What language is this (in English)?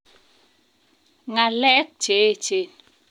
Kalenjin